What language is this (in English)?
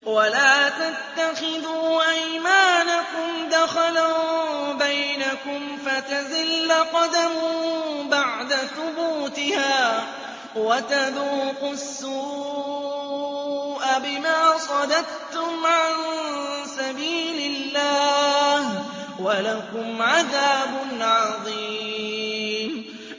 Arabic